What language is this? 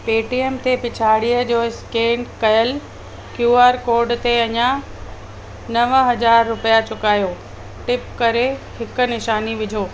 Sindhi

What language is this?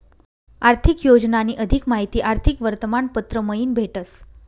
Marathi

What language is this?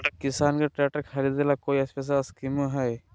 Magahi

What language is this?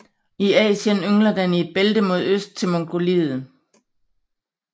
Danish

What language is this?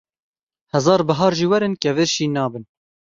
Kurdish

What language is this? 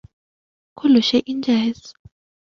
Arabic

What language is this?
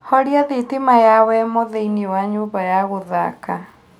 Kikuyu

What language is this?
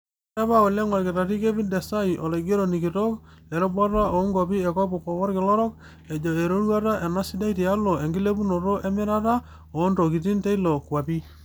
Masai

